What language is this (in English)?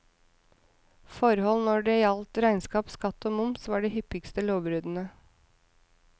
Norwegian